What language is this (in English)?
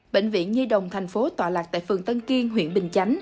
Vietnamese